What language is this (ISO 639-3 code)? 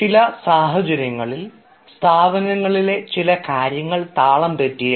mal